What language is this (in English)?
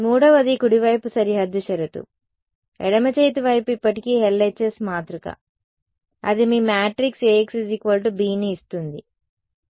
Telugu